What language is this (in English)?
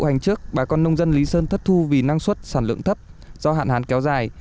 Vietnamese